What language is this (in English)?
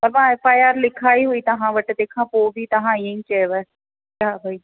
Sindhi